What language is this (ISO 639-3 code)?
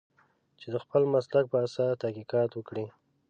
pus